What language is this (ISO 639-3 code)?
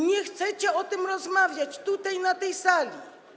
pol